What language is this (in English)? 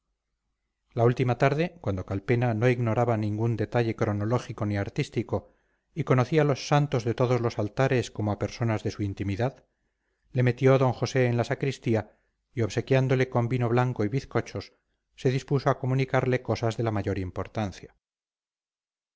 Spanish